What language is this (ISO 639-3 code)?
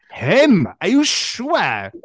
eng